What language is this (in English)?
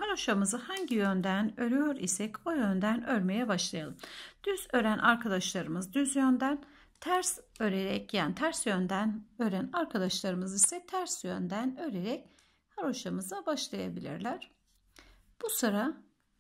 Turkish